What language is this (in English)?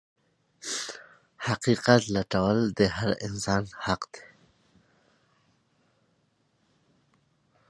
Pashto